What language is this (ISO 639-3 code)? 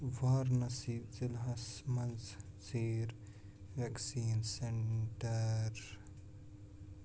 kas